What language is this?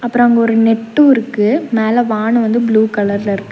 Tamil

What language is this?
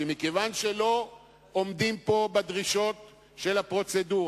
Hebrew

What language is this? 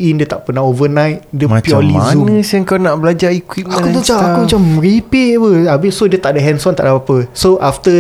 Malay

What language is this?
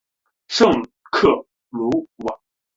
Chinese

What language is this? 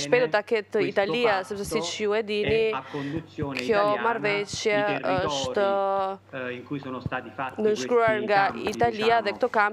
Romanian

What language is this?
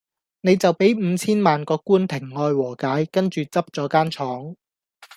Cantonese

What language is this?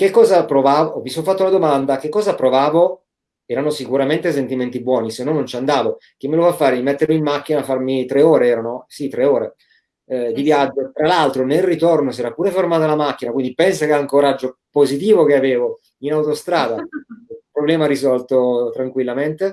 Italian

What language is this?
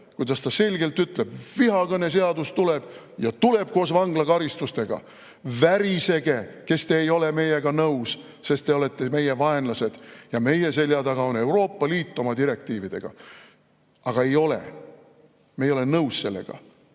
Estonian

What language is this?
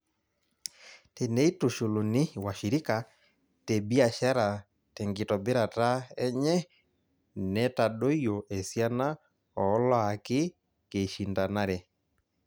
Masai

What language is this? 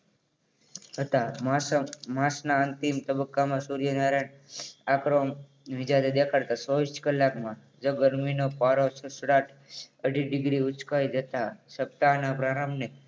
Gujarati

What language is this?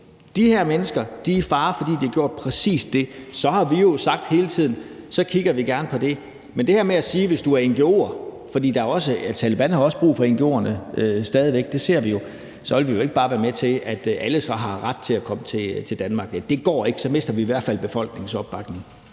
Danish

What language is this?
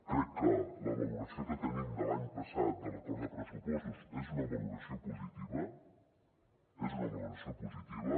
Catalan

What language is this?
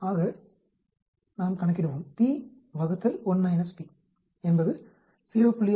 Tamil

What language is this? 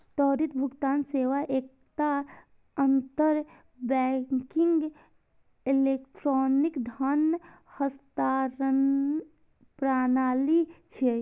Maithili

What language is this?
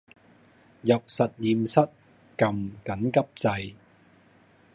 Cantonese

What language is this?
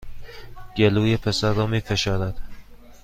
Persian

